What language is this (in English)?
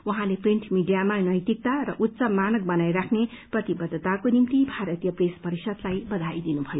Nepali